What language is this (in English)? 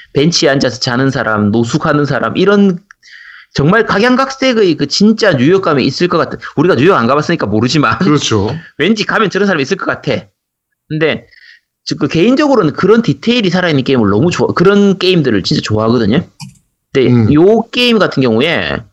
Korean